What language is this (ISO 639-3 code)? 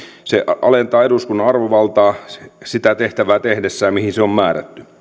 fin